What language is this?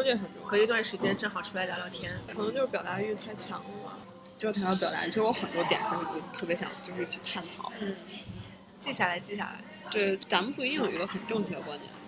Chinese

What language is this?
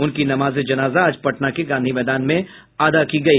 Hindi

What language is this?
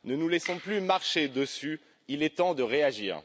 French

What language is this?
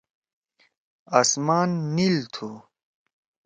Torwali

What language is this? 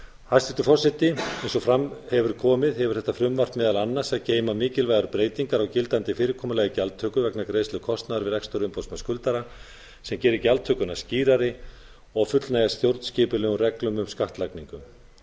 Icelandic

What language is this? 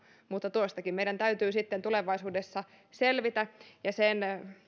Finnish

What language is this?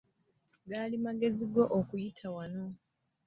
Ganda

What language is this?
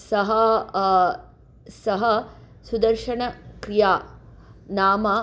Sanskrit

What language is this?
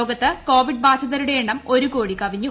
Malayalam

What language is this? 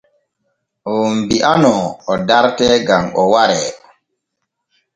Borgu Fulfulde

